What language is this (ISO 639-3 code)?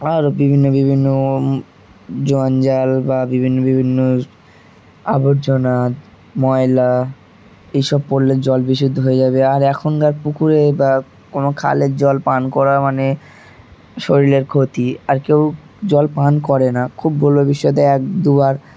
ben